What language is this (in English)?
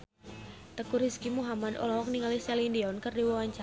Sundanese